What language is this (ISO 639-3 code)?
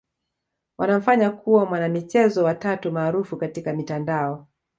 swa